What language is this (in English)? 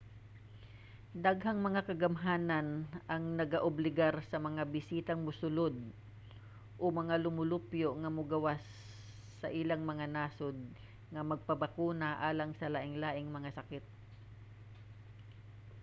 Cebuano